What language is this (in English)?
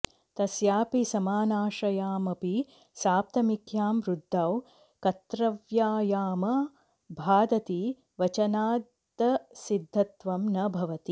Sanskrit